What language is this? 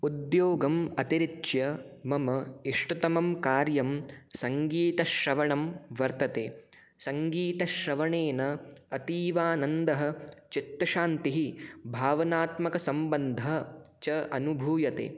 Sanskrit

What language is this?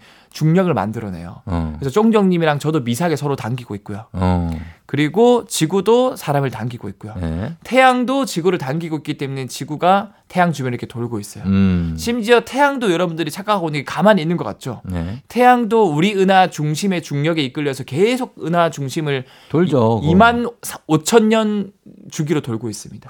Korean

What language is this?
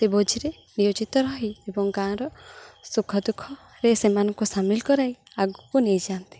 Odia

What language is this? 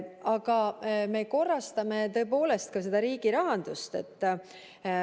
Estonian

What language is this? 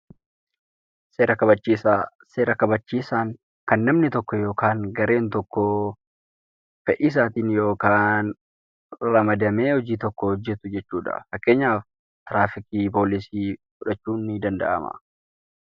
Oromo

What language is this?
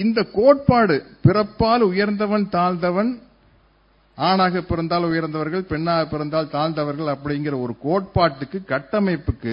Tamil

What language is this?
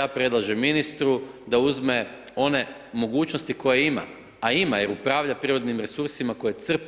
Croatian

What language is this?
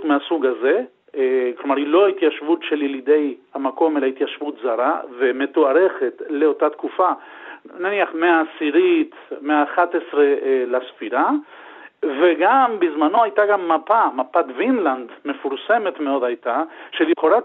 Hebrew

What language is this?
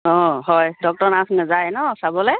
Assamese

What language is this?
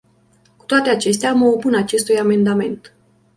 Romanian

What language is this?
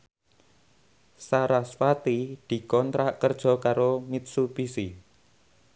Javanese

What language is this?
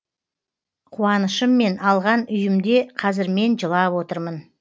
Kazakh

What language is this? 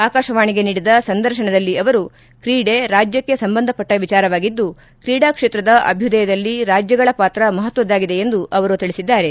Kannada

